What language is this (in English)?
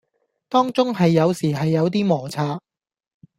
Cantonese